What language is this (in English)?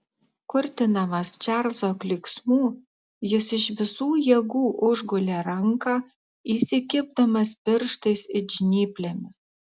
Lithuanian